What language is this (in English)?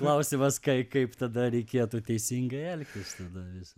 Lithuanian